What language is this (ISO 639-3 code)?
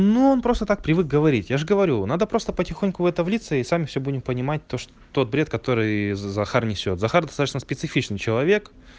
rus